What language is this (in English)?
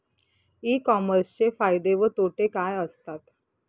Marathi